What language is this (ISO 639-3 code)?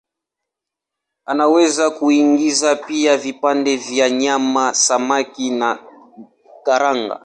swa